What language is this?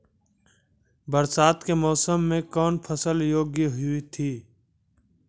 Maithili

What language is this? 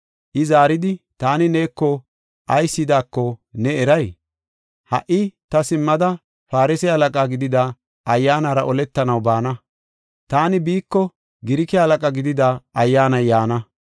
Gofa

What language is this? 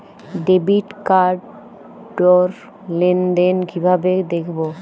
Bangla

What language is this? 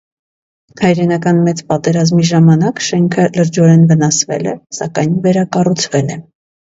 Armenian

